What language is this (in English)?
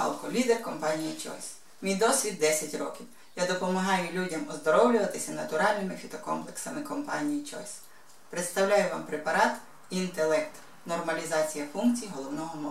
Ukrainian